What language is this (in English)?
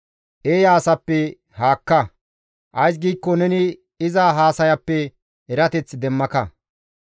Gamo